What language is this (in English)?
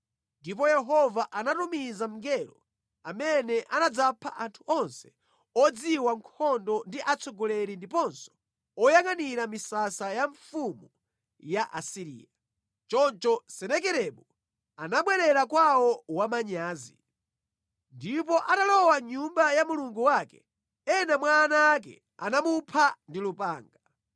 Nyanja